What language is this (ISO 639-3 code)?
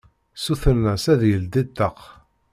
kab